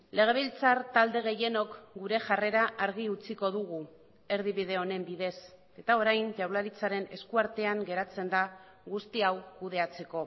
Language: Basque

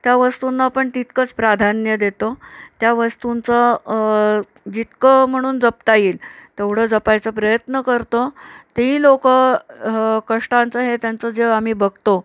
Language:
Marathi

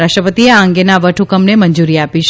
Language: Gujarati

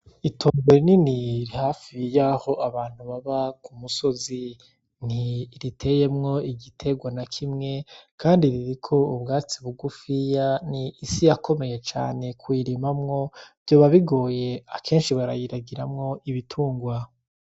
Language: Rundi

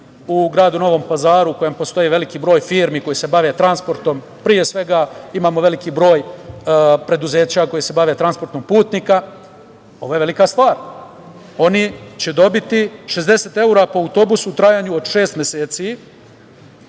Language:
Serbian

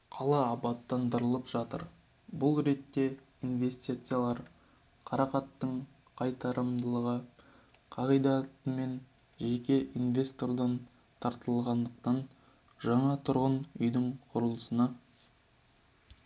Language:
Kazakh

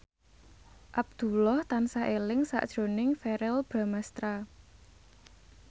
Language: Javanese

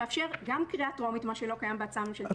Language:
Hebrew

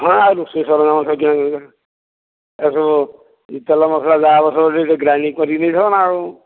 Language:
Odia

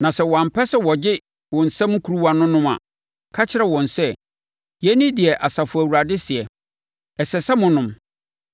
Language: Akan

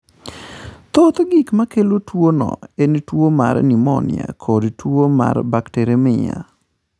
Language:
Luo (Kenya and Tanzania)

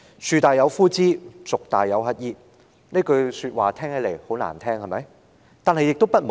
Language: Cantonese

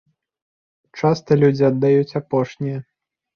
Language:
Belarusian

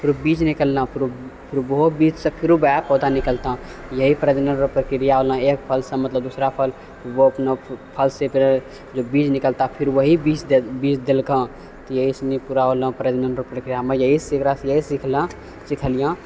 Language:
Maithili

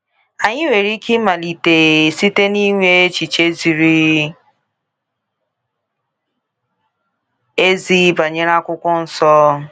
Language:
Igbo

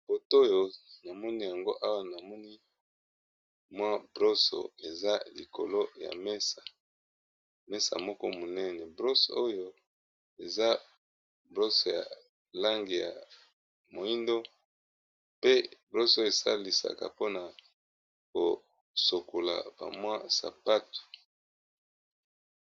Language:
Lingala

